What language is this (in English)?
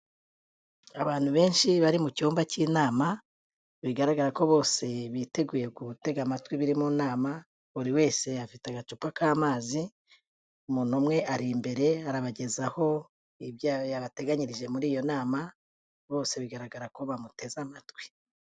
Kinyarwanda